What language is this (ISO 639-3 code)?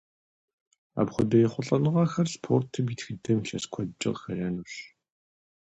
kbd